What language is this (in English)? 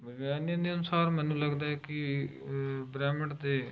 Punjabi